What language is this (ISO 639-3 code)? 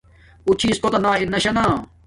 dmk